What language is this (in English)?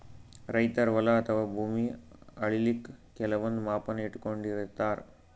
Kannada